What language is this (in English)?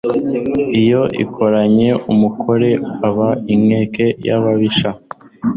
Kinyarwanda